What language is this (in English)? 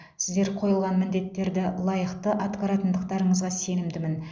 Kazakh